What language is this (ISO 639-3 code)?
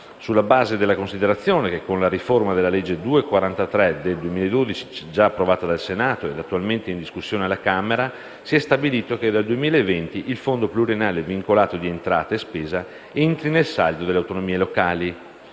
ita